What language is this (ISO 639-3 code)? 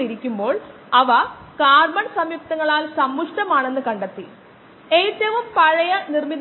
mal